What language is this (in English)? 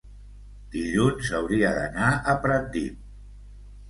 Catalan